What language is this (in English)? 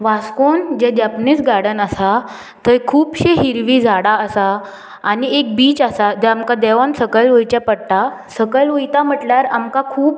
Konkani